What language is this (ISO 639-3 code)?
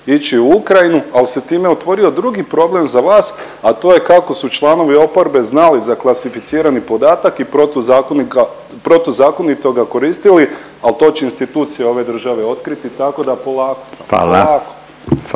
hrv